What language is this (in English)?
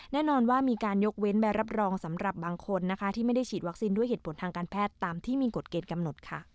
Thai